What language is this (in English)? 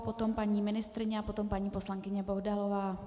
Czech